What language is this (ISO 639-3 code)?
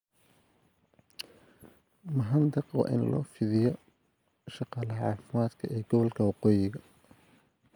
som